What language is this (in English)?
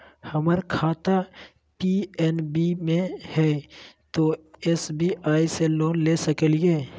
Magahi